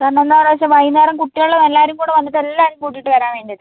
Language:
Malayalam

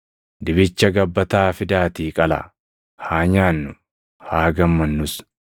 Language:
Oromo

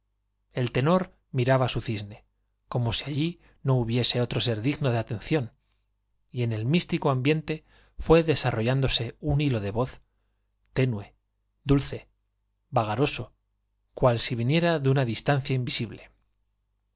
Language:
Spanish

